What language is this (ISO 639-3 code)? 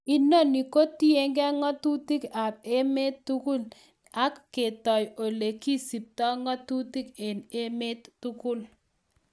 kln